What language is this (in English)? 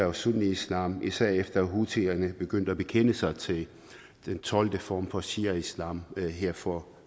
Danish